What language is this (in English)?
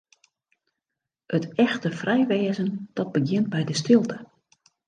Western Frisian